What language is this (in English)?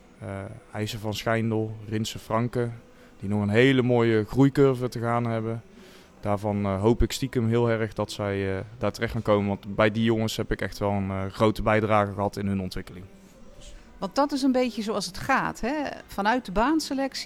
Dutch